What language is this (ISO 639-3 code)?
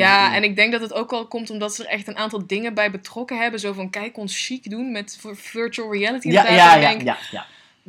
nld